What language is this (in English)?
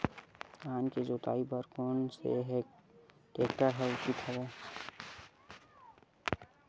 Chhattisgarhi